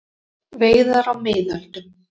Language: Icelandic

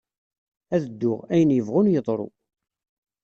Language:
Kabyle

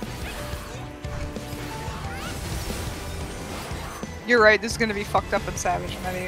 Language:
English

